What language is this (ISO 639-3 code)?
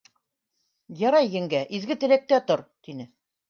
bak